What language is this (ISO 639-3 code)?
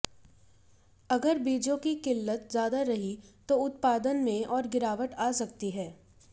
hin